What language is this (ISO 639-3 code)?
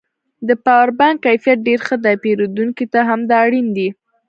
pus